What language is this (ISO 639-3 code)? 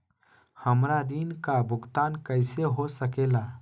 mag